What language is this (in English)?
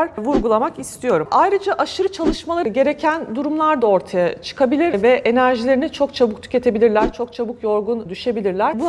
Turkish